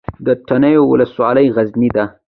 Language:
Pashto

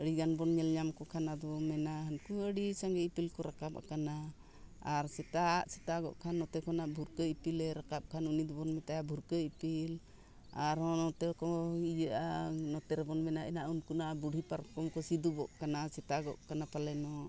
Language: Santali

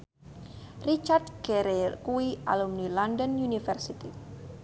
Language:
Javanese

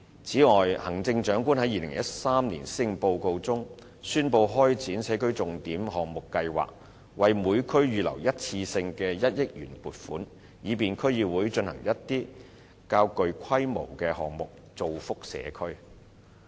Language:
Cantonese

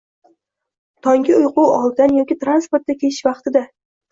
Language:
Uzbek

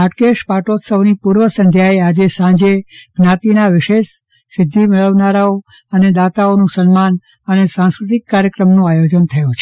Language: Gujarati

